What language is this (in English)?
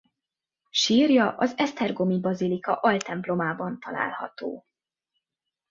Hungarian